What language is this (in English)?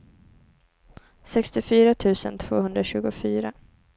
Swedish